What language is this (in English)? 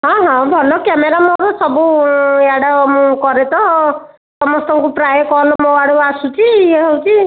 Odia